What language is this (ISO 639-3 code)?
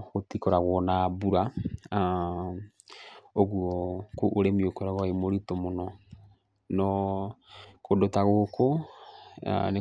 kik